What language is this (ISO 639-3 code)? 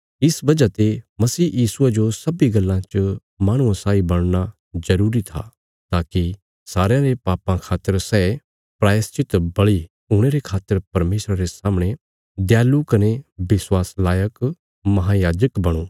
kfs